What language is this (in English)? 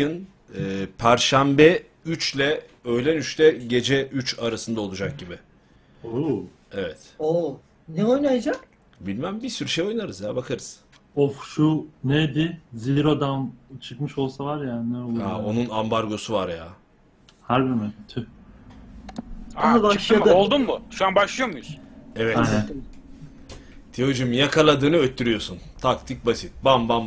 Turkish